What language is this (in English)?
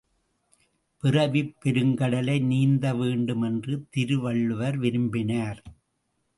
Tamil